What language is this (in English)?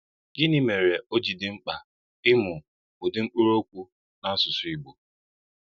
Igbo